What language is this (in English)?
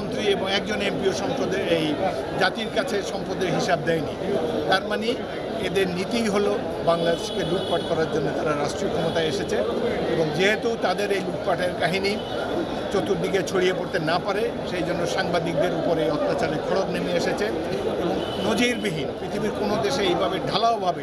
Bangla